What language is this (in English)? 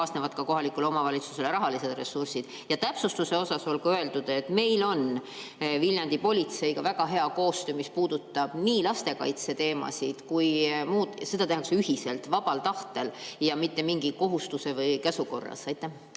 Estonian